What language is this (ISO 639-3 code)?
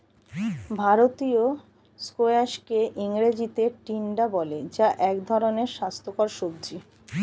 ben